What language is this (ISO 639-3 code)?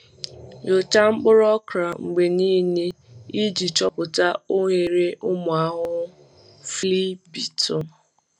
ibo